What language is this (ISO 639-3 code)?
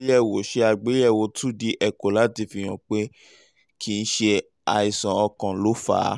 yor